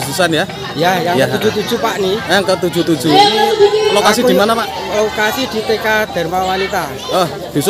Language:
Indonesian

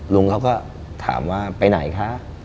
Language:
Thai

